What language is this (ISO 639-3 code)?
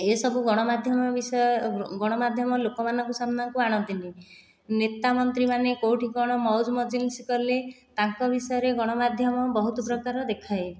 ori